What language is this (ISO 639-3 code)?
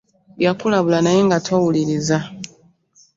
lug